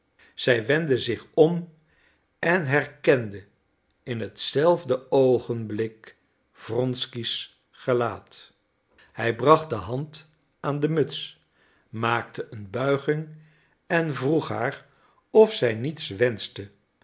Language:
Dutch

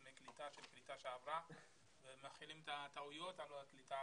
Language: Hebrew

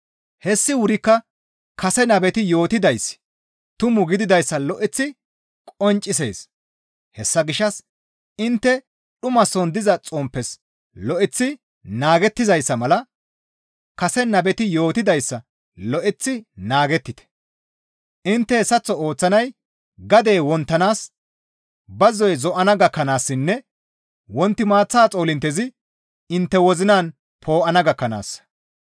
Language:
Gamo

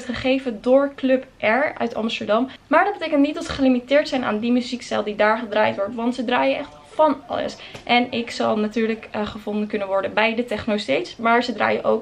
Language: Dutch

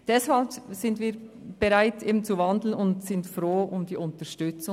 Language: Swiss German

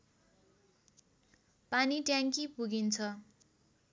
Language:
Nepali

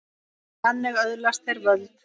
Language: Icelandic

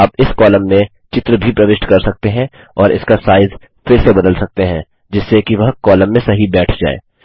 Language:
Hindi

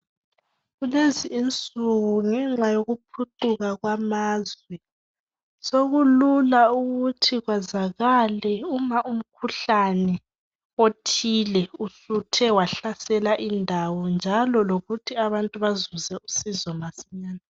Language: North Ndebele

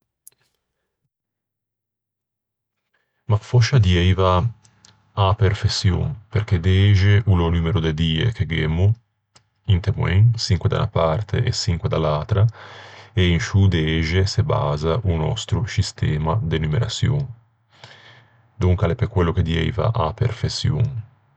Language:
Ligurian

